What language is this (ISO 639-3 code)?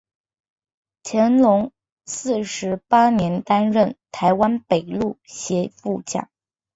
zho